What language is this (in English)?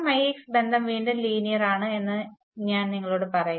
Malayalam